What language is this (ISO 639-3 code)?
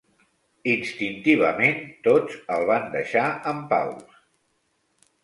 cat